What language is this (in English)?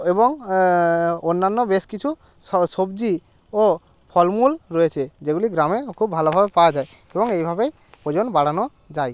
Bangla